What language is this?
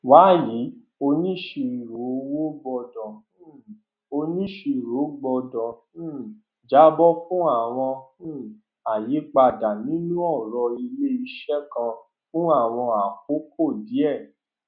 Yoruba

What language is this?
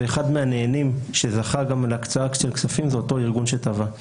Hebrew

